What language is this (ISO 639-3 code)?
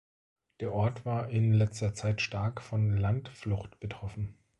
deu